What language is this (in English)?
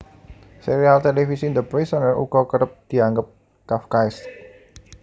Javanese